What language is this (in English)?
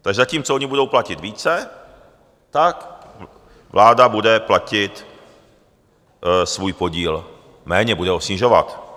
Czech